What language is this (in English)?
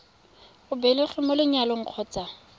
Tswana